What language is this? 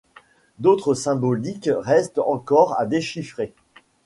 French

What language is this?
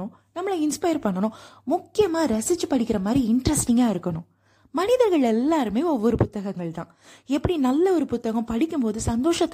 Tamil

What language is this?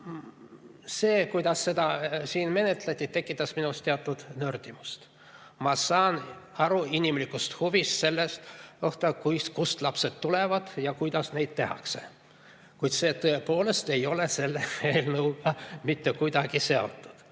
Estonian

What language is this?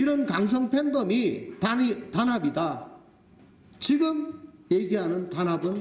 Korean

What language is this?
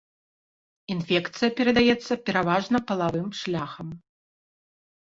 Belarusian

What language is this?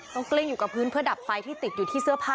Thai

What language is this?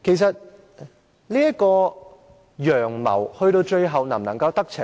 Cantonese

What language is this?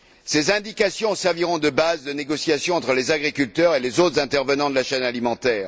French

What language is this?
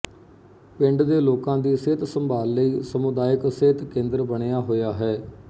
Punjabi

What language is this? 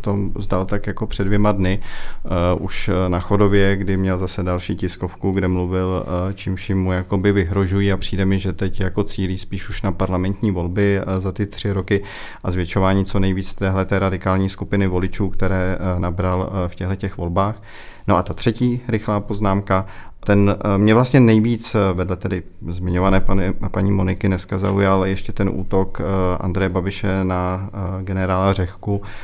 Czech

